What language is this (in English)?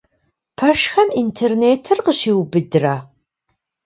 Kabardian